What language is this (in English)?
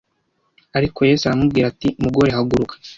Kinyarwanda